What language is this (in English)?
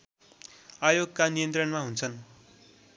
Nepali